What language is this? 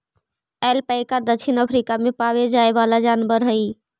Magahi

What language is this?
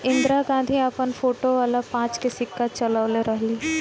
Bhojpuri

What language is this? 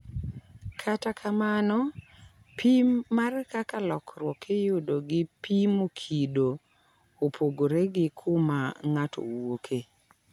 Luo (Kenya and Tanzania)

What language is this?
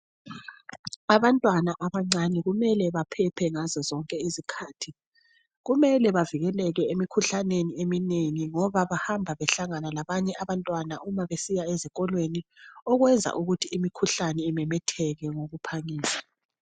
North Ndebele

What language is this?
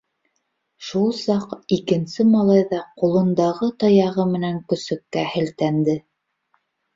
Bashkir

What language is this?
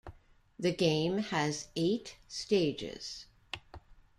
English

